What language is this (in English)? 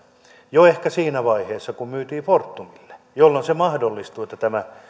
Finnish